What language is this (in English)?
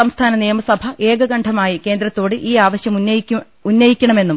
Malayalam